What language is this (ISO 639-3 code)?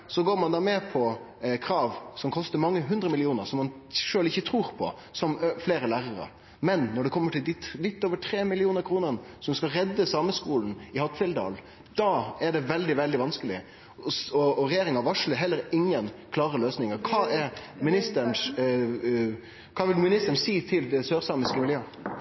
nno